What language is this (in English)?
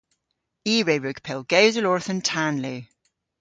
Cornish